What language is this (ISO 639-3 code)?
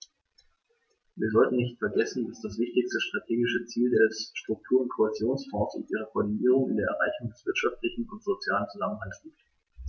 deu